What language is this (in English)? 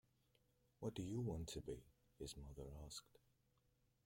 English